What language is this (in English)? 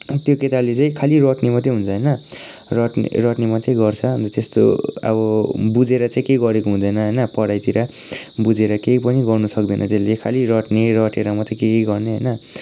Nepali